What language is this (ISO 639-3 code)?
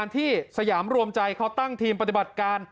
tha